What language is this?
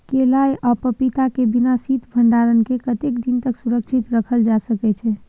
Maithili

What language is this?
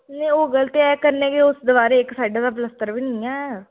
Dogri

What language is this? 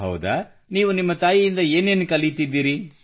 Kannada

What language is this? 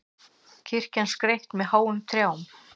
Icelandic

